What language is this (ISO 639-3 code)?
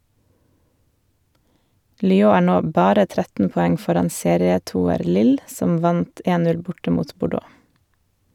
nor